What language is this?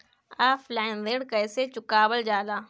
Bhojpuri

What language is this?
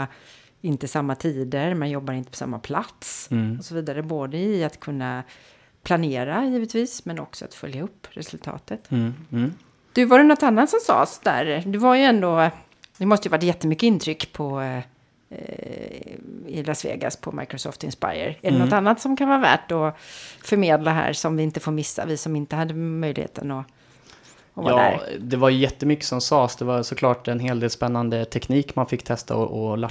Swedish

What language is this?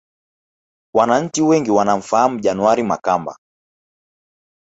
Swahili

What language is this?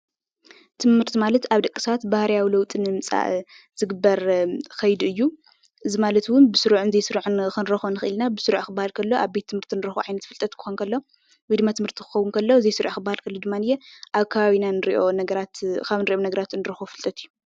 Tigrinya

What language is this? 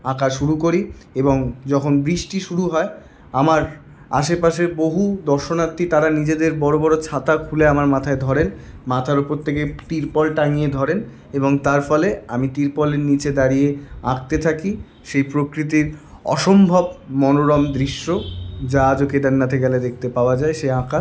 Bangla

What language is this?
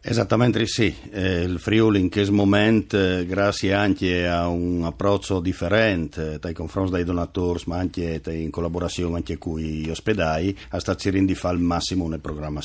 Italian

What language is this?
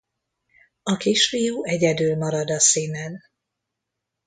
Hungarian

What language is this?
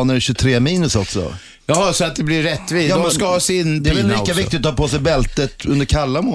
Swedish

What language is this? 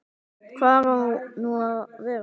Icelandic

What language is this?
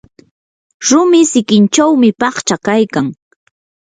Yanahuanca Pasco Quechua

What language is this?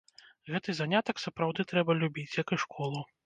Belarusian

